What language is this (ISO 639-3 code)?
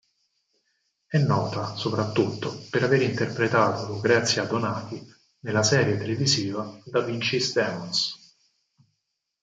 ita